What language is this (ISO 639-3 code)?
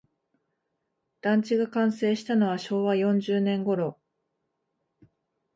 jpn